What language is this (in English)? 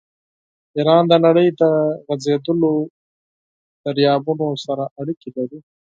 Pashto